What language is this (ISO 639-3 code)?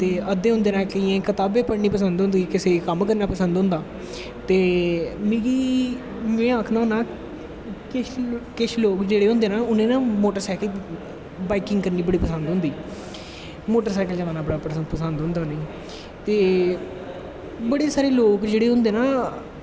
doi